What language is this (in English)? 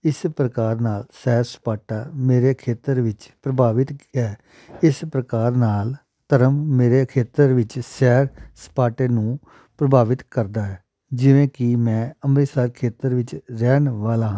Punjabi